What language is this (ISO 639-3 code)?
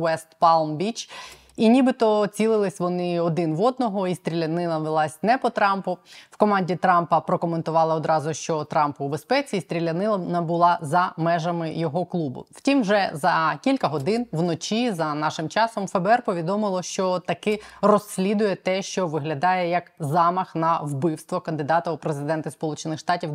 ukr